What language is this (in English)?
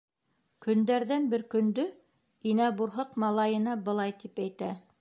Bashkir